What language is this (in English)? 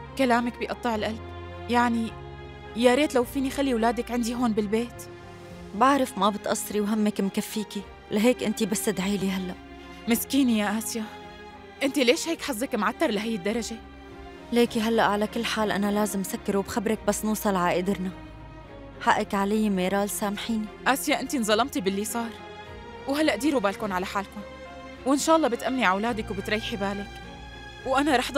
Arabic